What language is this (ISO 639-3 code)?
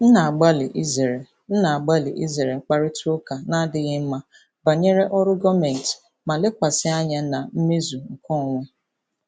ibo